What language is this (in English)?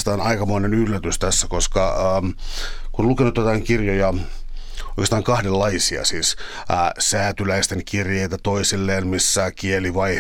Finnish